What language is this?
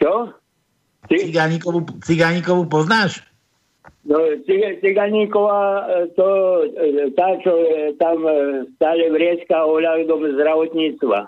Slovak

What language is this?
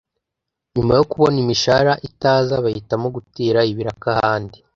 Kinyarwanda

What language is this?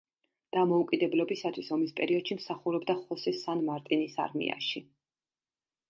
Georgian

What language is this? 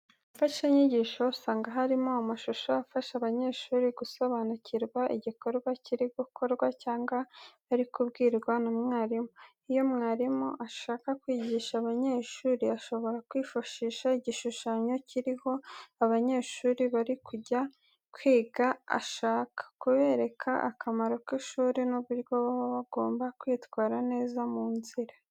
Kinyarwanda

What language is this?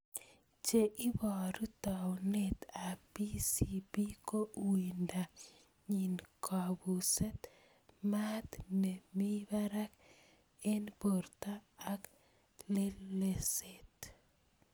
Kalenjin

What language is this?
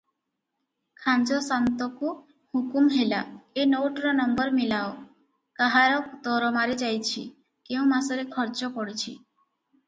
Odia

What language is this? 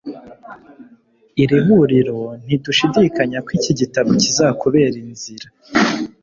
Kinyarwanda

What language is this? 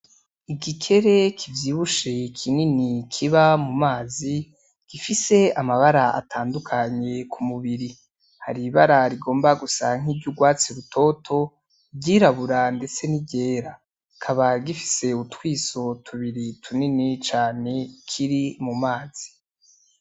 Rundi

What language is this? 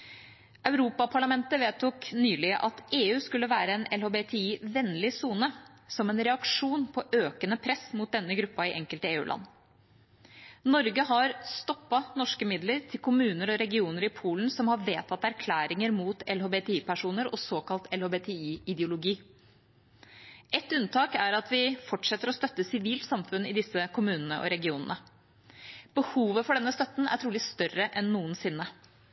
Norwegian Bokmål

